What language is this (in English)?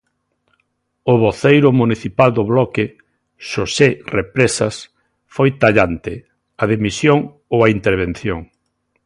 Galician